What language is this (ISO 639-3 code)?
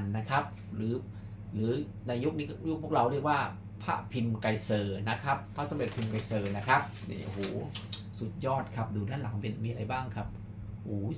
tha